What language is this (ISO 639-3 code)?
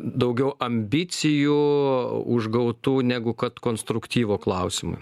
lit